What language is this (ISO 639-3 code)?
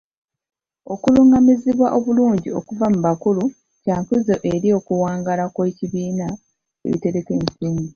lug